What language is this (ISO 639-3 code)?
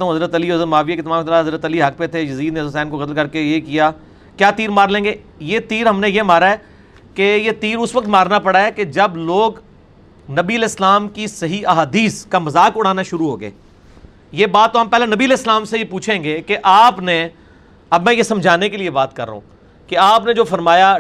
urd